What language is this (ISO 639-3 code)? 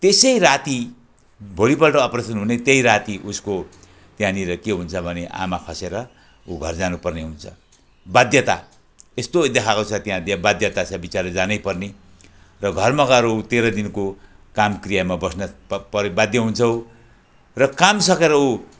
nep